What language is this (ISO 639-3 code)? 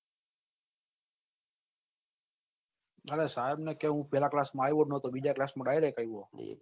guj